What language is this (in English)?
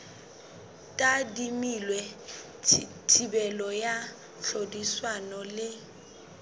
Southern Sotho